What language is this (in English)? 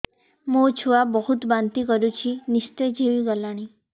Odia